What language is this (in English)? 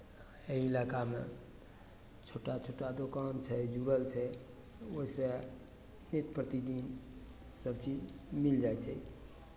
Maithili